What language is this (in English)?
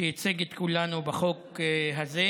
Hebrew